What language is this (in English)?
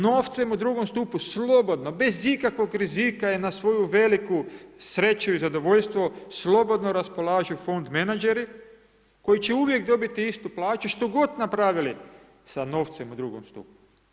Croatian